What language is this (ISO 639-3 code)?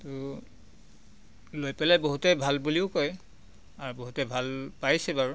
asm